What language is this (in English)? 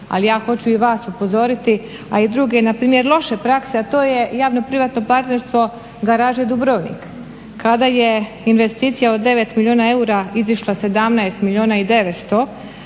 Croatian